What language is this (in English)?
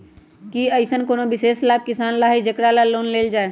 Magahi